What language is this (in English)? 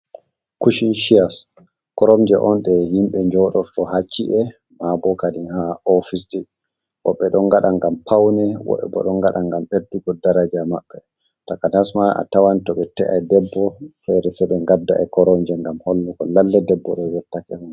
Fula